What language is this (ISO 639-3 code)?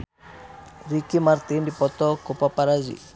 sun